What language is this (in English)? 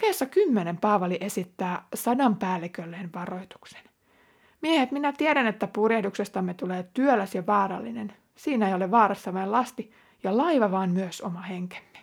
Finnish